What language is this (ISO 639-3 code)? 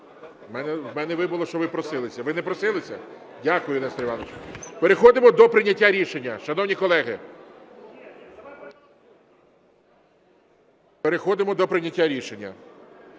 ukr